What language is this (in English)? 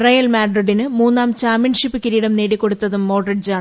Malayalam